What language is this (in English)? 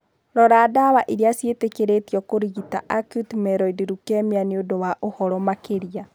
Kikuyu